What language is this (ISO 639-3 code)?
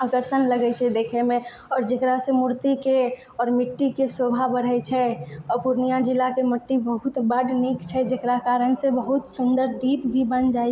mai